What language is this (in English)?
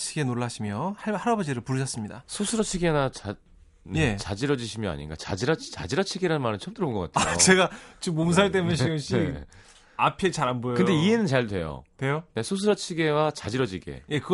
Korean